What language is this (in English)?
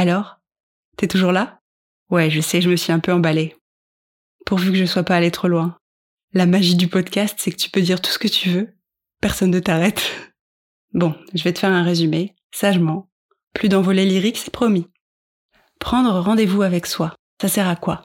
French